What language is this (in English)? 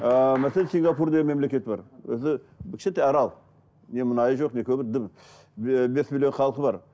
Kazakh